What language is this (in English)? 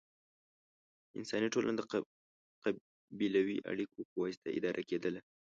Pashto